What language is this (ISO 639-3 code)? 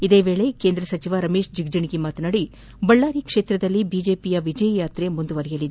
kan